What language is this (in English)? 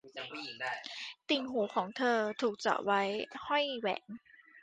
Thai